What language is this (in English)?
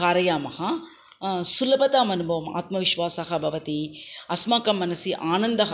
Sanskrit